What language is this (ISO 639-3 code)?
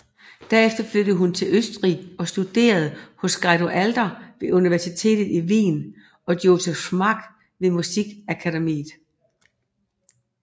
dan